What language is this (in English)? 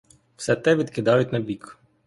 Ukrainian